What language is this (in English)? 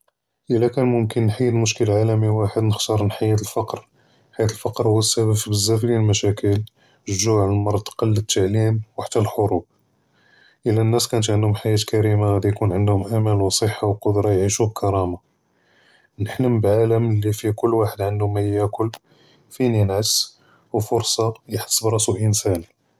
Judeo-Arabic